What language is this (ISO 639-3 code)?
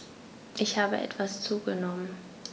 deu